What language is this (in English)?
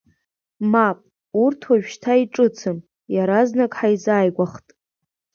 Abkhazian